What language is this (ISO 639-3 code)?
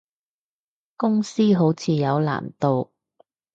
yue